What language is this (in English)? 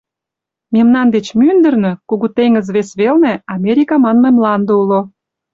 Mari